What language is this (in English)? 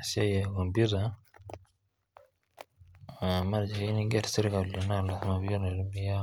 Masai